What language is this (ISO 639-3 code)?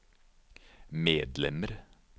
nor